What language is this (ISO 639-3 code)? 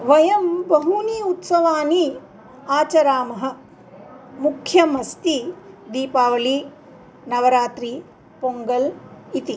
san